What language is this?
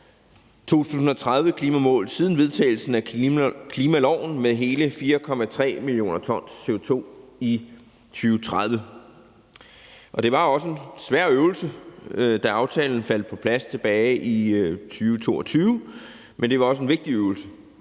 Danish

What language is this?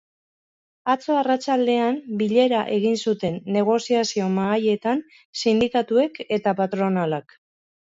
Basque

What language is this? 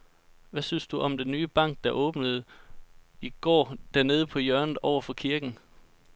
Danish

